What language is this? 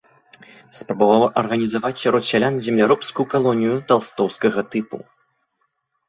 Belarusian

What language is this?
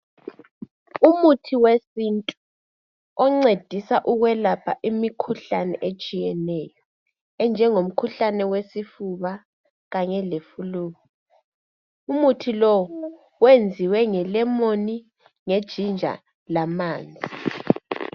North Ndebele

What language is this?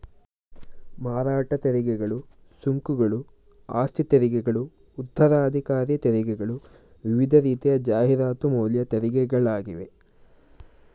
Kannada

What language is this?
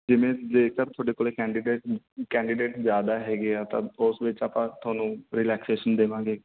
Punjabi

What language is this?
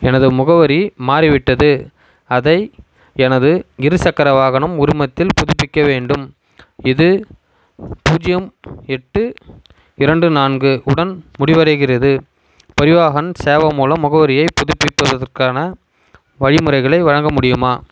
Tamil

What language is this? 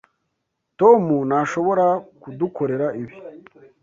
Kinyarwanda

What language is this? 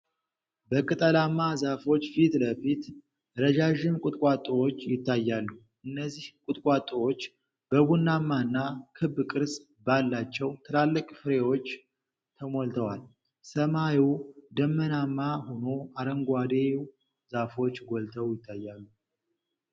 Amharic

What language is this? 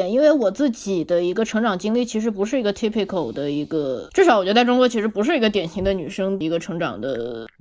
Chinese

